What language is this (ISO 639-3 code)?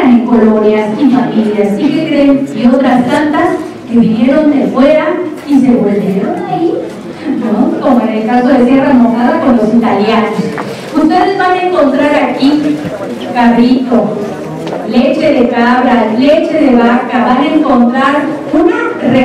spa